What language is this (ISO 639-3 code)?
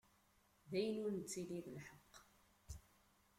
kab